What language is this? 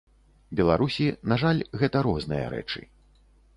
Belarusian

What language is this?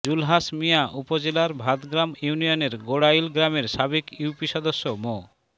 Bangla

